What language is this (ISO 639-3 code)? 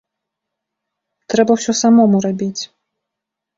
bel